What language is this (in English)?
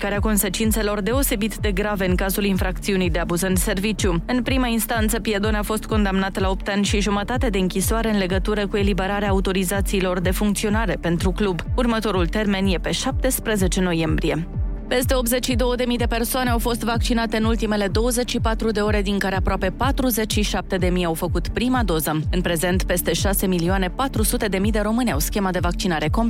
Romanian